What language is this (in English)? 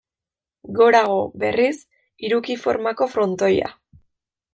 Basque